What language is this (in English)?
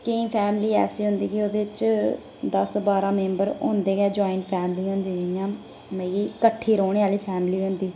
Dogri